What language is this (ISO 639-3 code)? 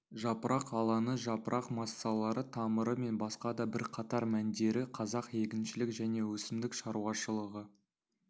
kaz